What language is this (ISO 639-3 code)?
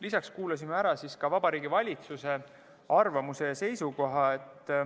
est